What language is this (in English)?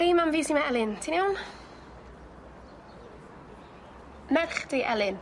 Welsh